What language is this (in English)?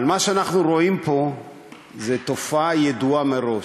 Hebrew